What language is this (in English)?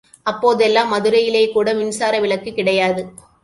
Tamil